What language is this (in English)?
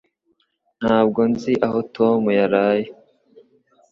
Kinyarwanda